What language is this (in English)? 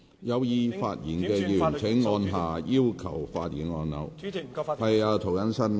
Cantonese